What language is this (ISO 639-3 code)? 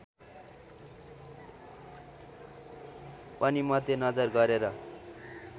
nep